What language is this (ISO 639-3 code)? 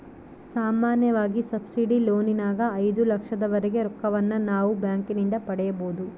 kan